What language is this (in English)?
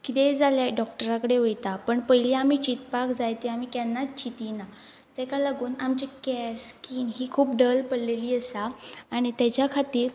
Konkani